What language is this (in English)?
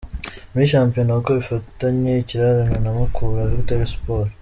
Kinyarwanda